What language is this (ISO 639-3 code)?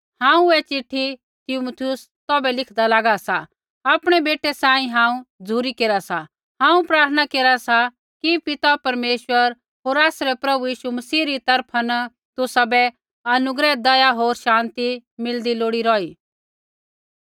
kfx